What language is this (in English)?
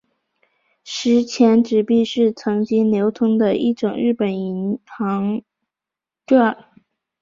Chinese